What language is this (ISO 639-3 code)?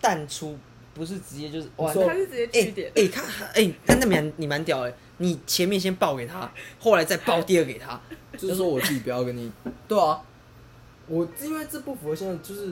zho